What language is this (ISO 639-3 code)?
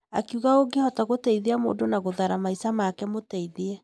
kik